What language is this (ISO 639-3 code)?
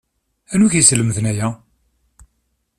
kab